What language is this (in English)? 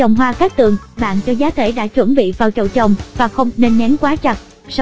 Vietnamese